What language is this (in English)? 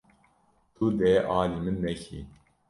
Kurdish